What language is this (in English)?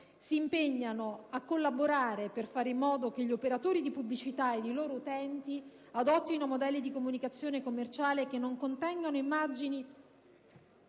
Italian